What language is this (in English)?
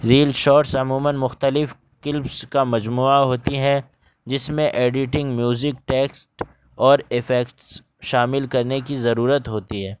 Urdu